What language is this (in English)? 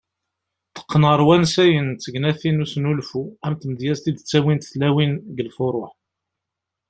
Kabyle